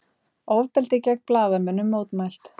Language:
Icelandic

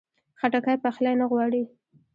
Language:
Pashto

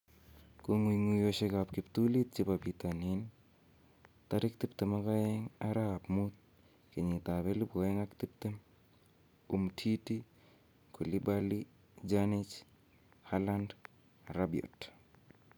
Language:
Kalenjin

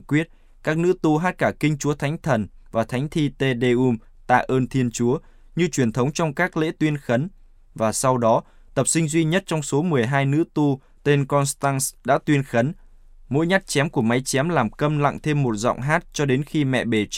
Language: Vietnamese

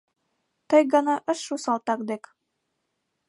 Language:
Mari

